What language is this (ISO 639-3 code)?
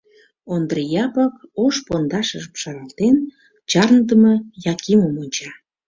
chm